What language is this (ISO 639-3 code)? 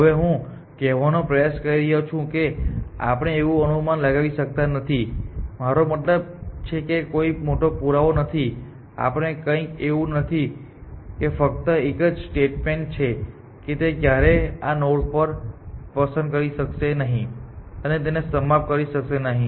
guj